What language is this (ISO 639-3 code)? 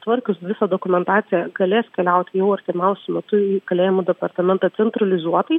lit